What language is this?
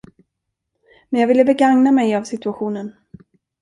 Swedish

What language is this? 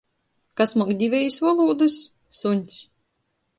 Latgalian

